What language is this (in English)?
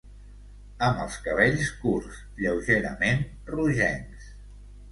Catalan